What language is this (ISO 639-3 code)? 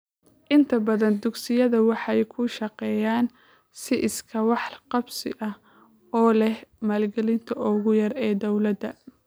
som